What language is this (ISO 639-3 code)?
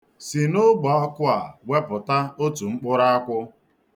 ibo